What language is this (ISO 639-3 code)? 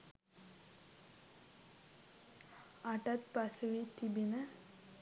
sin